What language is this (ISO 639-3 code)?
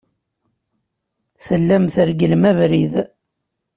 kab